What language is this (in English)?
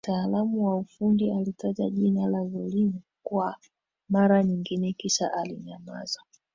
Swahili